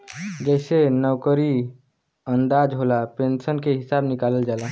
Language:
Bhojpuri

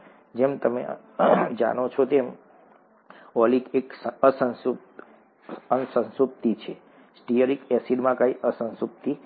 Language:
Gujarati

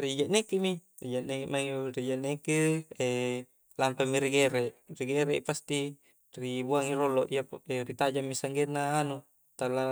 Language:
Coastal Konjo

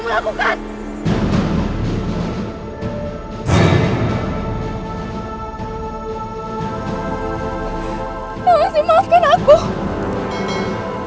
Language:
Indonesian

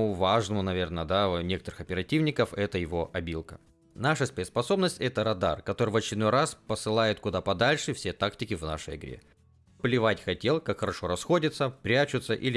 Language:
Russian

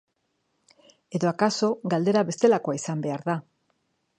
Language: Basque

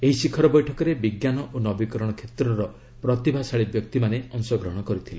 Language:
Odia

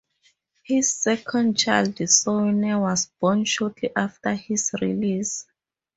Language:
English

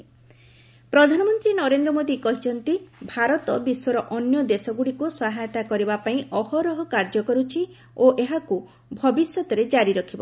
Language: Odia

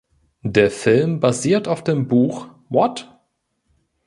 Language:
German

